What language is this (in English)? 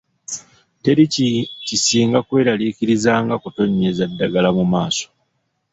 Ganda